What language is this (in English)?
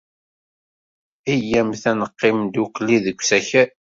Kabyle